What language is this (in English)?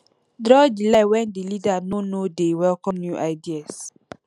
Nigerian Pidgin